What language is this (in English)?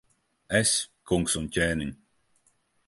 Latvian